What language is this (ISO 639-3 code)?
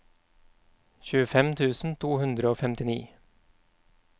nor